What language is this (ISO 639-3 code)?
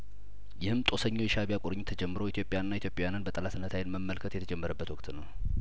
amh